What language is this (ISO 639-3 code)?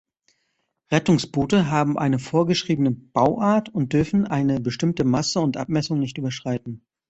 deu